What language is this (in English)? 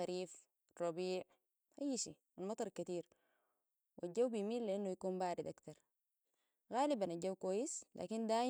Sudanese Arabic